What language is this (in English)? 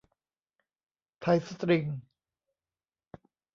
Thai